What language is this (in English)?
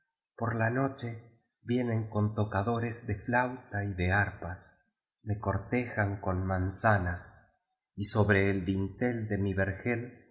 Spanish